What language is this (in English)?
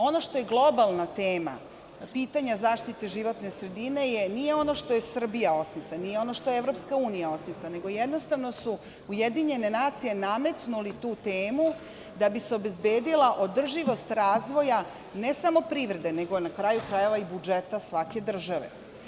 Serbian